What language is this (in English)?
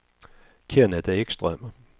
Swedish